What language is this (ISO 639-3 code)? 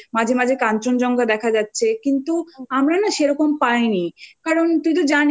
ben